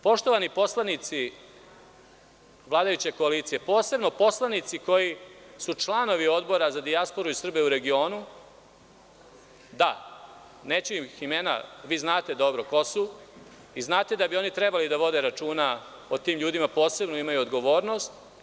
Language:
Serbian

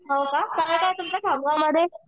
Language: Marathi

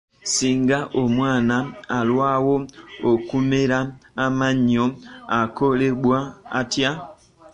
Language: Ganda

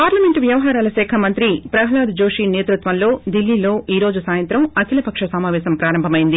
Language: Telugu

